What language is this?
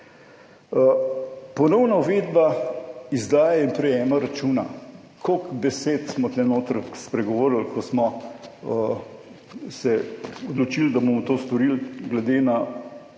Slovenian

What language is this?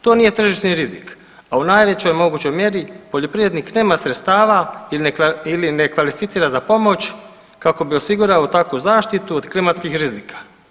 Croatian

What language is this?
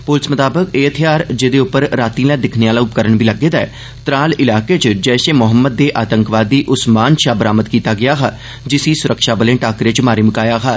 Dogri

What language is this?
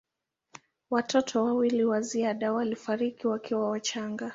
Swahili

